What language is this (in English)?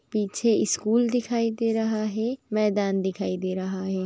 Magahi